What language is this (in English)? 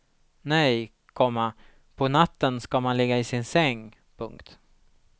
Swedish